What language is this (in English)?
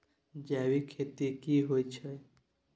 Maithili